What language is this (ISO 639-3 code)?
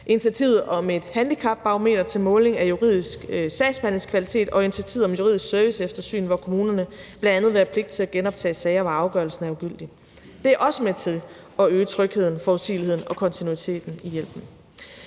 dan